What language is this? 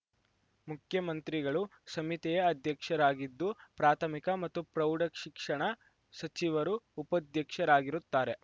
Kannada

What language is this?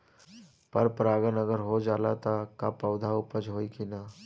Bhojpuri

